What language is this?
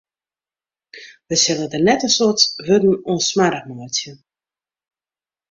Western Frisian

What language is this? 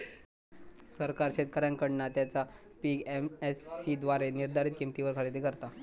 Marathi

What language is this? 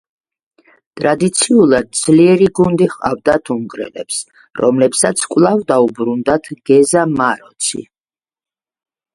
Georgian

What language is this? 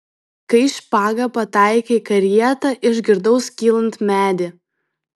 Lithuanian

